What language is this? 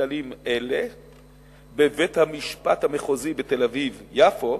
Hebrew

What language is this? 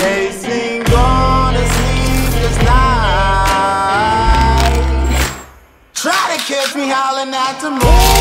French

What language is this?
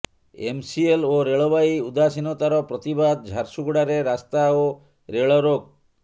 Odia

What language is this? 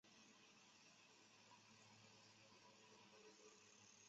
Chinese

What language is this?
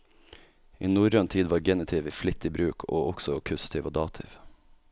Norwegian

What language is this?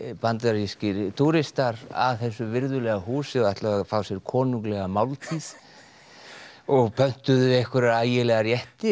Icelandic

